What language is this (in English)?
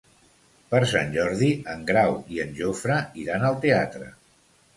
Catalan